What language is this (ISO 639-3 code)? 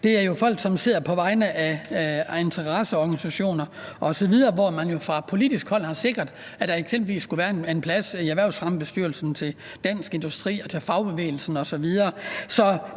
dan